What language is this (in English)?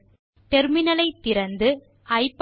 Tamil